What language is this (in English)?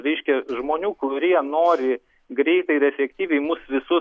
Lithuanian